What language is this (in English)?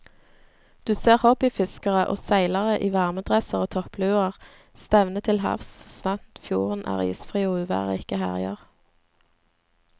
Norwegian